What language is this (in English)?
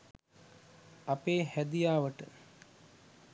Sinhala